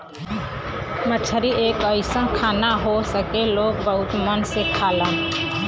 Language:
Bhojpuri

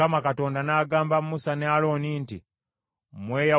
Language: Ganda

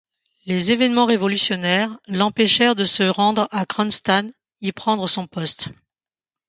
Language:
French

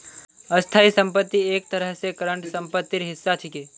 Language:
Magahi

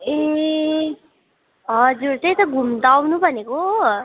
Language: Nepali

